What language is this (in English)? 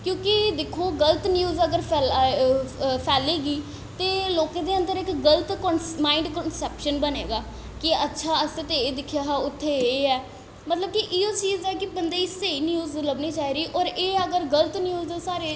Dogri